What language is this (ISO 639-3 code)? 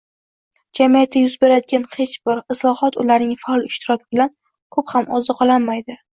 uzb